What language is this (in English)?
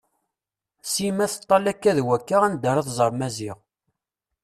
Kabyle